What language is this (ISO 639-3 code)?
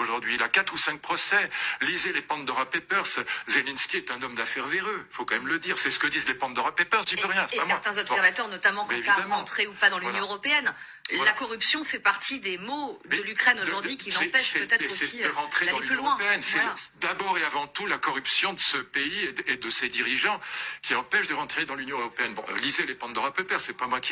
fra